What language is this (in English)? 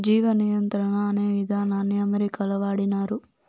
Telugu